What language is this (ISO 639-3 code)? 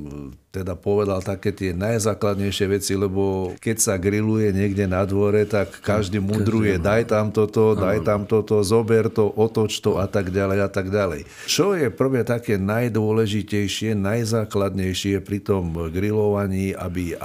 slk